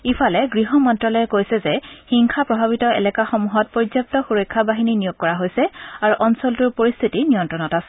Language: Assamese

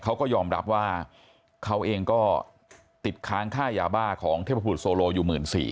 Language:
Thai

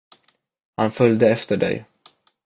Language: Swedish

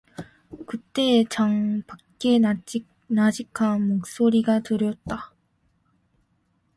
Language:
Korean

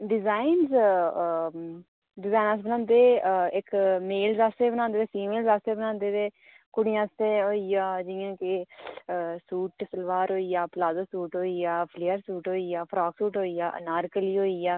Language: Dogri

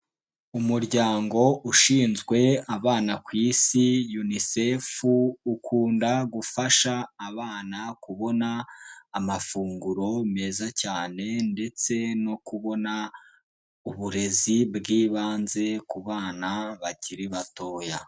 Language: Kinyarwanda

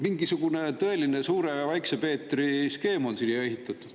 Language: Estonian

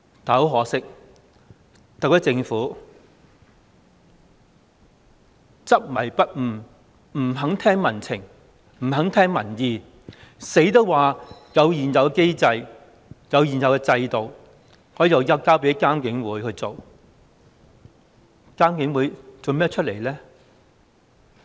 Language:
Cantonese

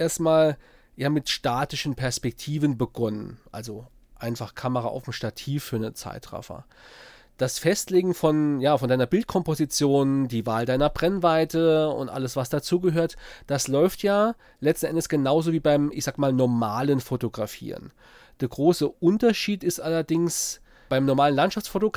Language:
German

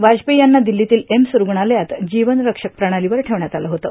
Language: Marathi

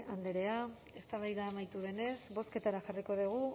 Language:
Basque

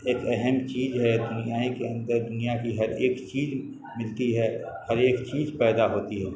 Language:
Urdu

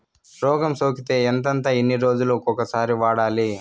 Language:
Telugu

